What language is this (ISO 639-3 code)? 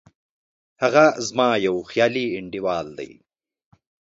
pus